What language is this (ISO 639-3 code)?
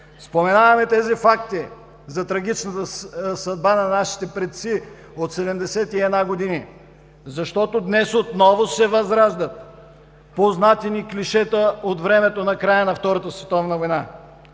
bul